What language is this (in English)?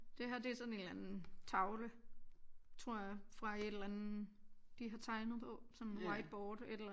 Danish